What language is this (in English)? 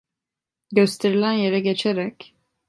Turkish